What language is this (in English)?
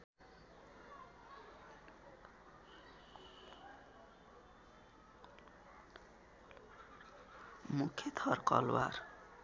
Nepali